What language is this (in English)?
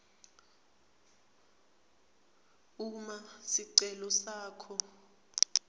Swati